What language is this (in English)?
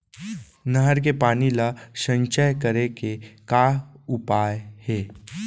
Chhattisgarhi